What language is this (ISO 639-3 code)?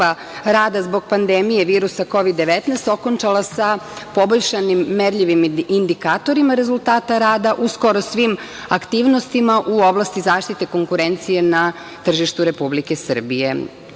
srp